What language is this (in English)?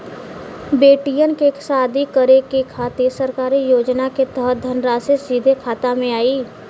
Bhojpuri